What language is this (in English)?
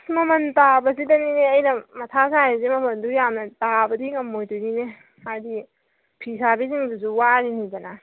Manipuri